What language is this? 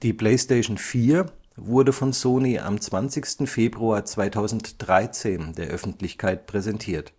German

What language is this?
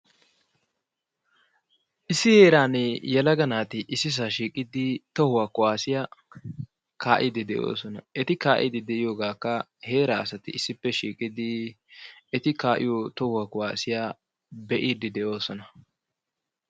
Wolaytta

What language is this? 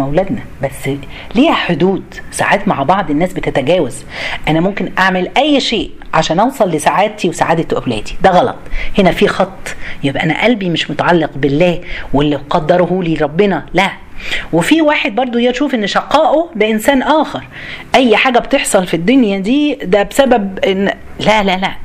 Arabic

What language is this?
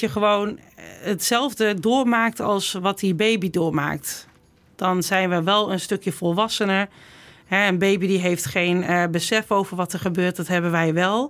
Dutch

